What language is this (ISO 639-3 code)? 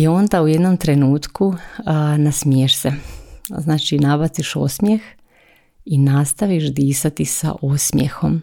hrv